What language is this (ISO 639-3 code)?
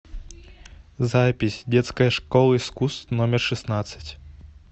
rus